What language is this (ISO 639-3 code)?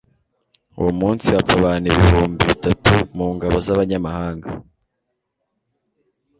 kin